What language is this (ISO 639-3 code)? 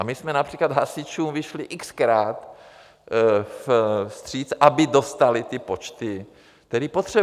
ces